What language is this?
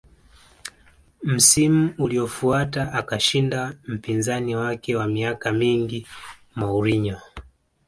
Swahili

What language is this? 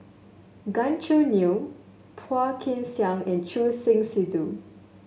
English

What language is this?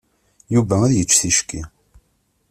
Kabyle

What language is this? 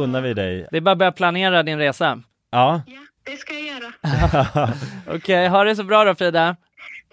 Swedish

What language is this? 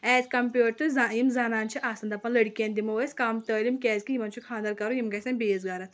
Kashmiri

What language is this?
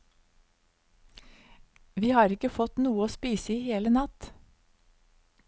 Norwegian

